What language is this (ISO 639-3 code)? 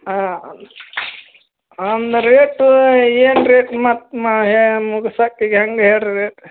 kan